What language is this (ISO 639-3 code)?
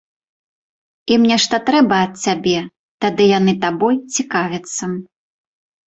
bel